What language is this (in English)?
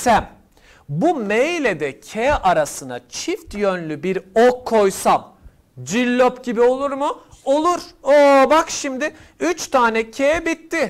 Turkish